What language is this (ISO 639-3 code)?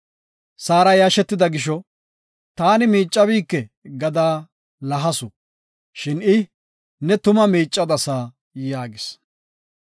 gof